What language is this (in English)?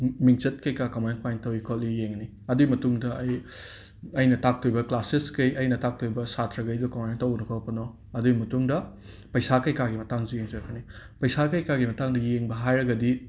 Manipuri